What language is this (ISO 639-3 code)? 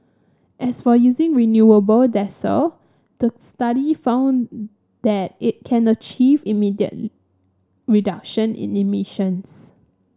eng